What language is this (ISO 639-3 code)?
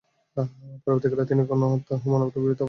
ben